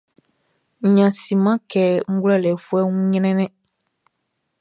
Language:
Baoulé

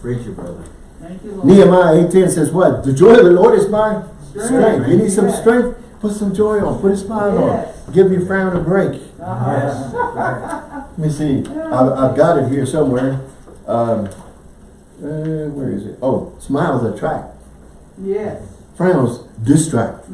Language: English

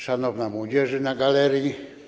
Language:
Polish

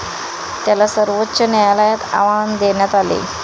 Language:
Marathi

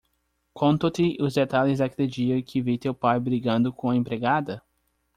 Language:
Portuguese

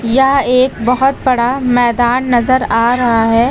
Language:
Hindi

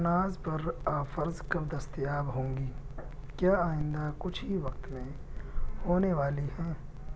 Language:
Urdu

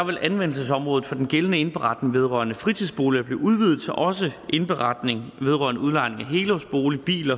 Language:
Danish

